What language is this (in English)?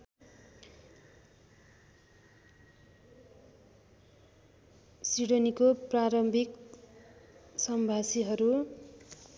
Nepali